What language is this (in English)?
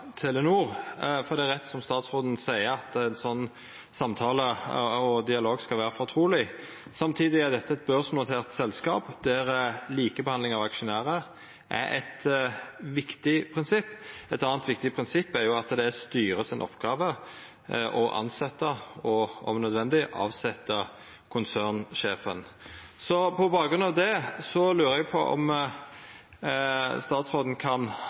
Norwegian Nynorsk